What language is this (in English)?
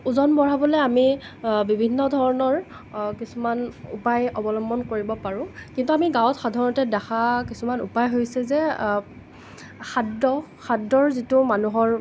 Assamese